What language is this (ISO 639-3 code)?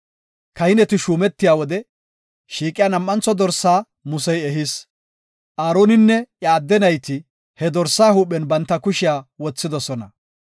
gof